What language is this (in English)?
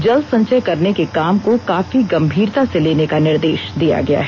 Hindi